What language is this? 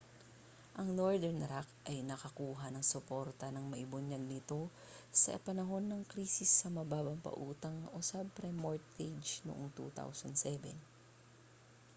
Filipino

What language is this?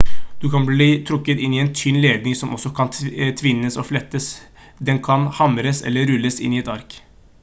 Norwegian Bokmål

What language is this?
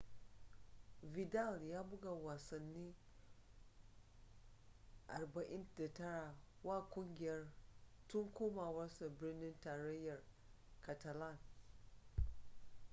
Hausa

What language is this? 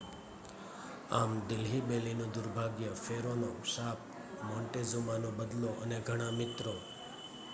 Gujarati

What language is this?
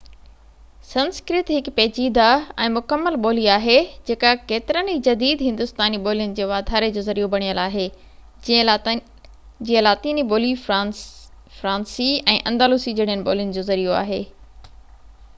Sindhi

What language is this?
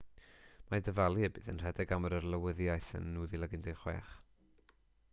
Welsh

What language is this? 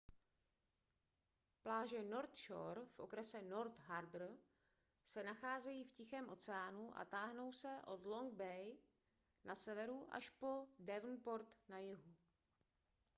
Czech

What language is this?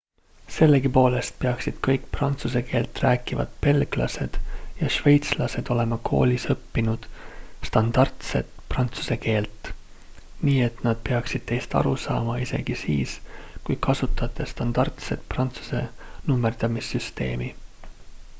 Estonian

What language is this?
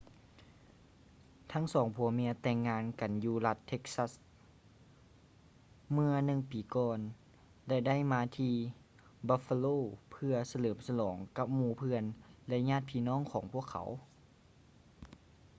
Lao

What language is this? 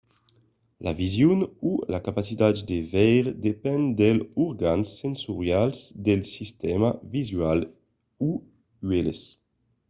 Occitan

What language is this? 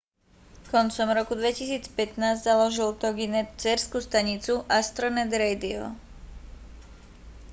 Slovak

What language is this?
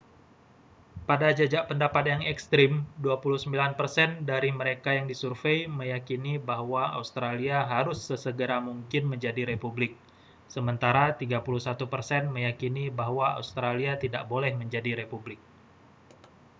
Indonesian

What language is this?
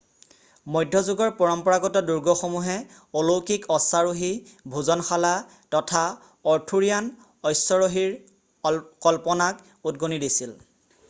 Assamese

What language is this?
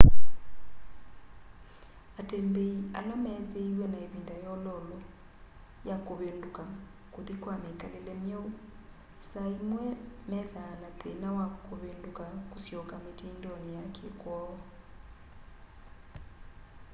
Kamba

